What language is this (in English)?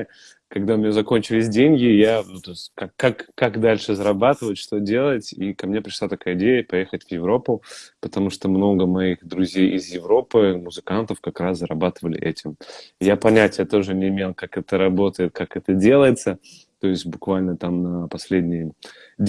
Russian